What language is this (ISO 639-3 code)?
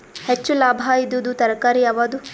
kan